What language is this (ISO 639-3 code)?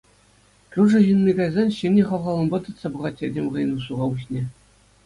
chv